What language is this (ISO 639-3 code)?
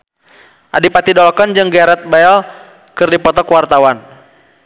sun